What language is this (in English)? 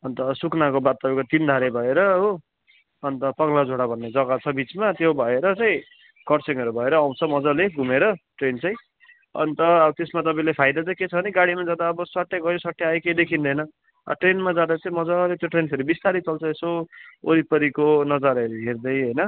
Nepali